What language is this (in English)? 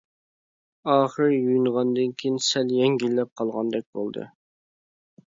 Uyghur